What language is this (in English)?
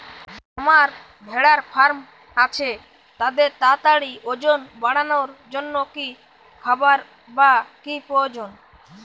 Bangla